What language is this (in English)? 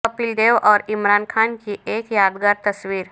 Urdu